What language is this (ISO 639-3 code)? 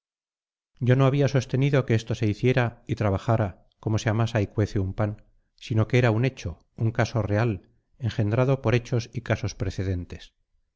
spa